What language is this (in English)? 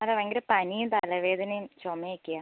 Malayalam